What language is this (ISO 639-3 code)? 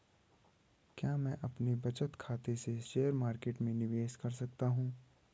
hin